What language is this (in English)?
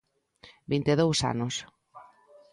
Galician